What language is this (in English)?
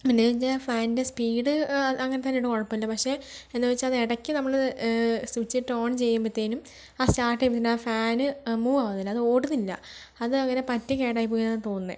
Malayalam